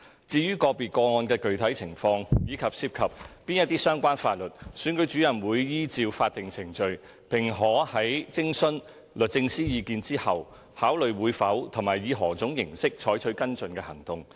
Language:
Cantonese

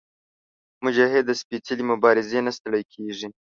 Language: Pashto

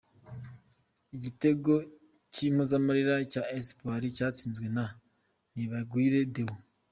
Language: Kinyarwanda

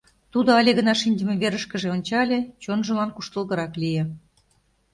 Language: Mari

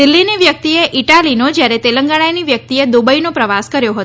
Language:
Gujarati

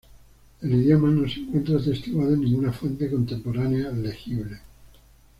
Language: Spanish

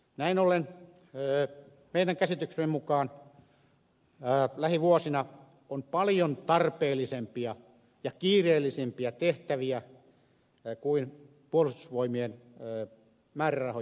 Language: Finnish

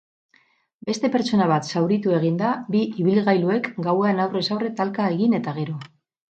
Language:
Basque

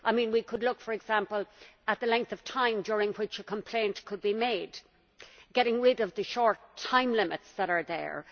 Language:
English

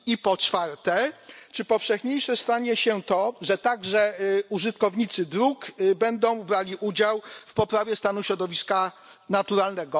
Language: Polish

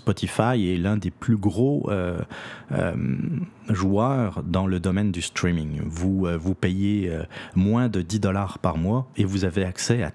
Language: French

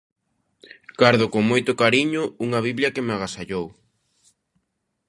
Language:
Galician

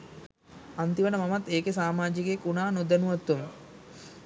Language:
Sinhala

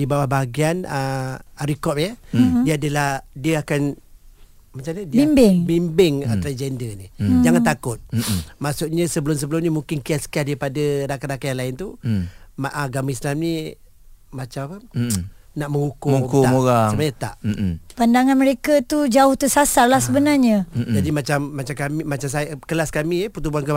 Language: Malay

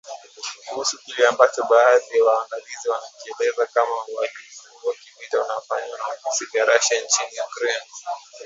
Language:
Swahili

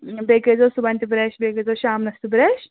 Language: Kashmiri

